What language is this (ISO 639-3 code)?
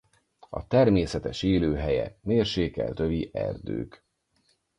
hun